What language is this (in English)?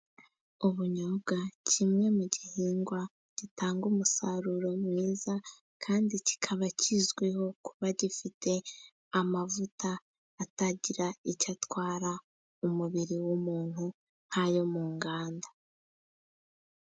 Kinyarwanda